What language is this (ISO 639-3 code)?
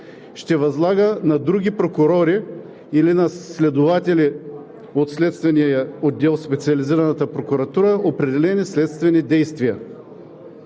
bul